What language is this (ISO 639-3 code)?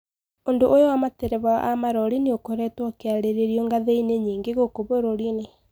kik